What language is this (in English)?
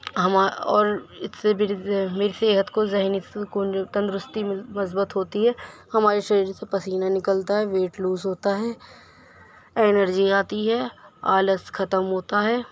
Urdu